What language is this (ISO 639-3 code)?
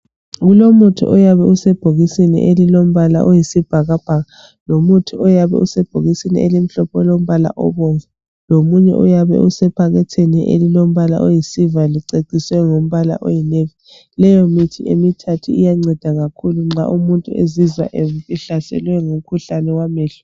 nde